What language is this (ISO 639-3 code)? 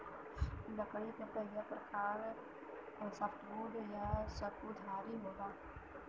bho